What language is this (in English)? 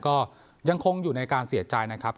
Thai